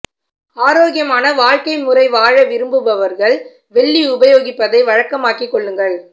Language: Tamil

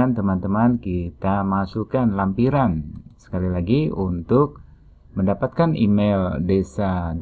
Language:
Indonesian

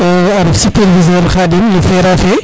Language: Serer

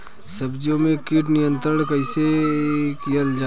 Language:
Bhojpuri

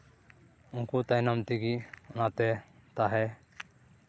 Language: Santali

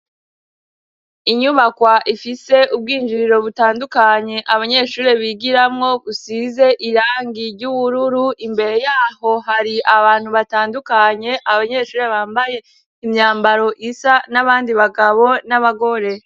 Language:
Rundi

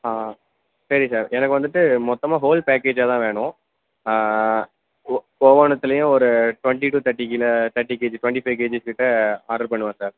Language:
Tamil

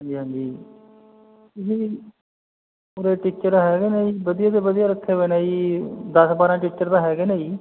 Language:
Punjabi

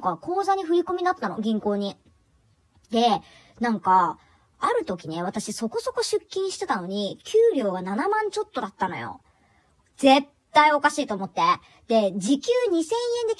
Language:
Japanese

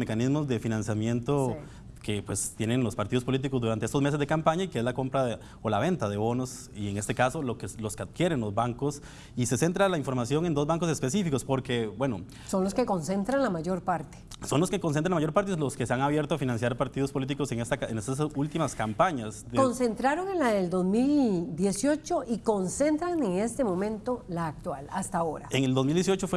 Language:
Spanish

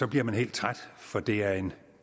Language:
Danish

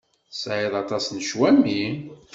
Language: Kabyle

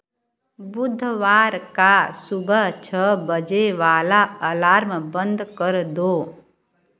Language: Hindi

